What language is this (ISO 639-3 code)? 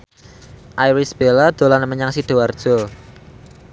jav